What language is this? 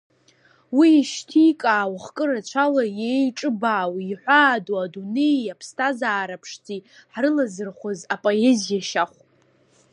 Abkhazian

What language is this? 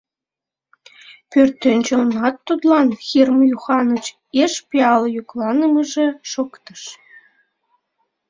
Mari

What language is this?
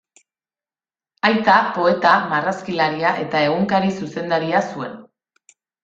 Basque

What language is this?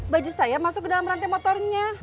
Indonesian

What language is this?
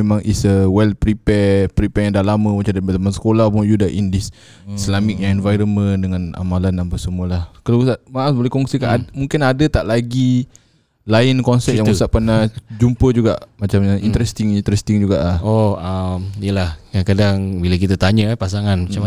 Malay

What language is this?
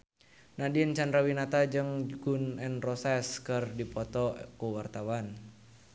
Sundanese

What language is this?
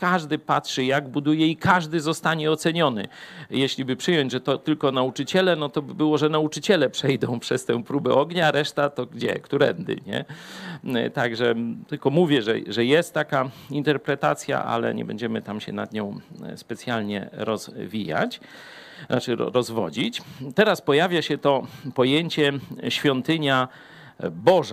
Polish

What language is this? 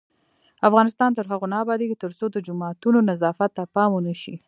Pashto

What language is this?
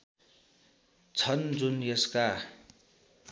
Nepali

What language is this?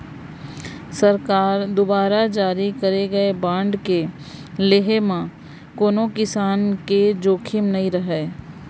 Chhattisgarhi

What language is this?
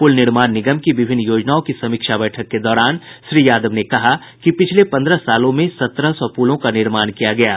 Hindi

